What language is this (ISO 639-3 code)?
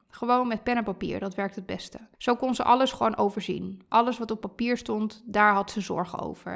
nld